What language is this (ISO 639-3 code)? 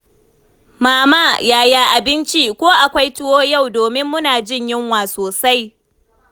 hau